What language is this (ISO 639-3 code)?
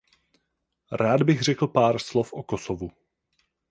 ces